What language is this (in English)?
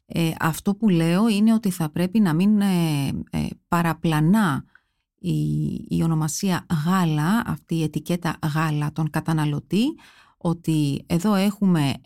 Greek